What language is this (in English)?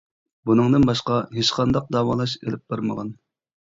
Uyghur